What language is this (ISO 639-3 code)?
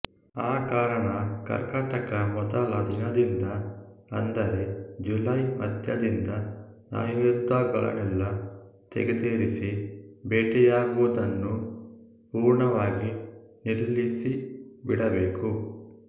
kan